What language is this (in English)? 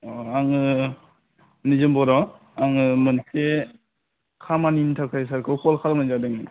Bodo